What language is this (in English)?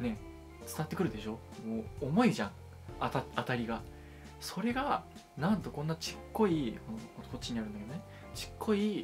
Japanese